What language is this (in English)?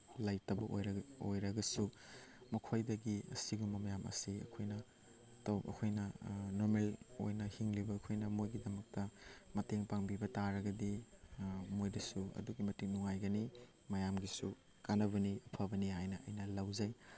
Manipuri